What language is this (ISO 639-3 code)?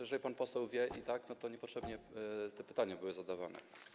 pol